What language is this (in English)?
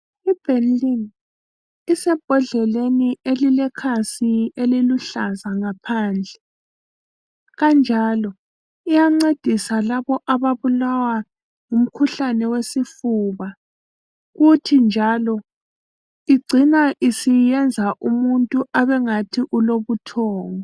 North Ndebele